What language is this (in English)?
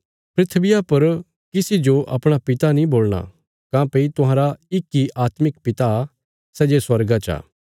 Bilaspuri